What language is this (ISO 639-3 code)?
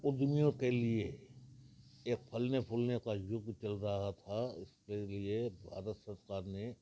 snd